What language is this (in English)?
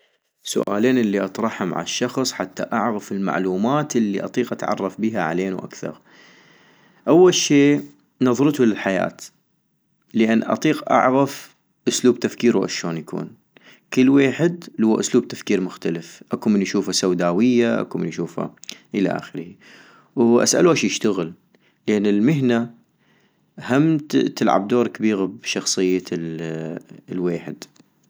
North Mesopotamian Arabic